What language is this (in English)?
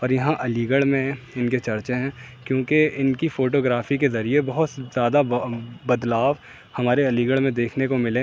Urdu